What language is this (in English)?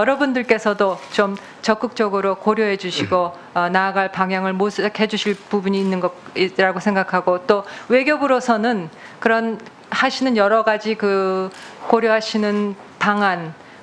Korean